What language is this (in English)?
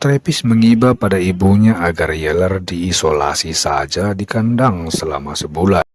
Indonesian